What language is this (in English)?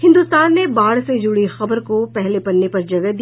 Hindi